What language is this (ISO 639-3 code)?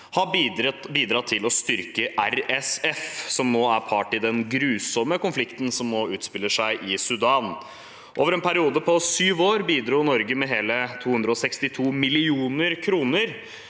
nor